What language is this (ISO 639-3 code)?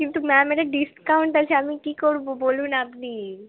ben